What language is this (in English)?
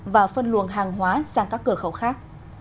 Vietnamese